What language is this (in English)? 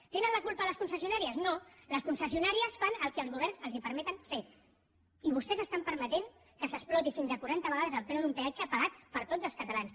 Catalan